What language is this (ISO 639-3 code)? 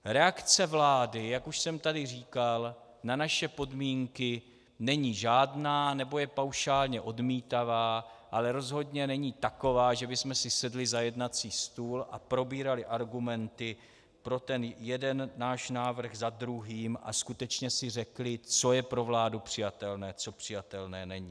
ces